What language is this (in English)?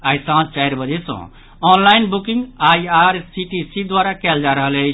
Maithili